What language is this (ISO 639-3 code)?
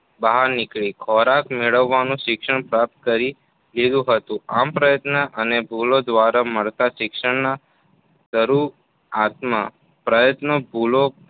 guj